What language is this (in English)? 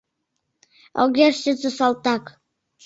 Mari